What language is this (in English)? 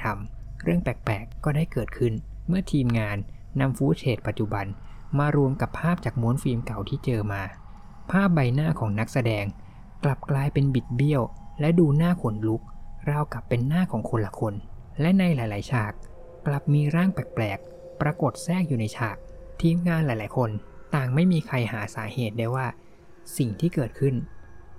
Thai